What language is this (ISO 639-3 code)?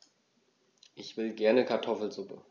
deu